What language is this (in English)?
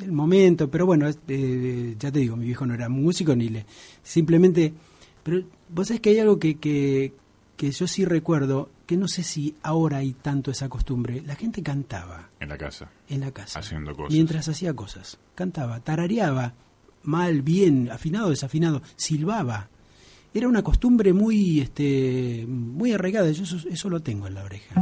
Spanish